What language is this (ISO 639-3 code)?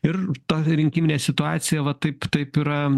lit